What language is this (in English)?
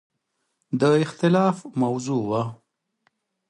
Pashto